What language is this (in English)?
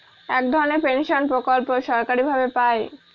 Bangla